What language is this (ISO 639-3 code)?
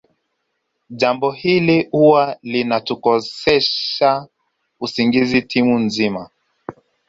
swa